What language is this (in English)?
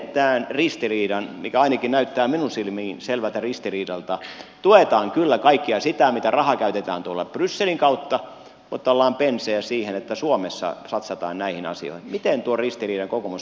Finnish